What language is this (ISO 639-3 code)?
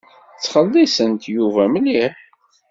kab